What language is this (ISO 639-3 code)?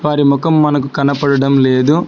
tel